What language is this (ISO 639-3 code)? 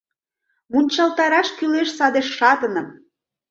chm